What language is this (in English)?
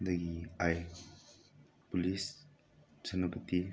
Manipuri